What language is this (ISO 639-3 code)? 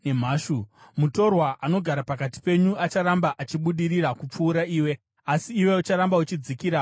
sna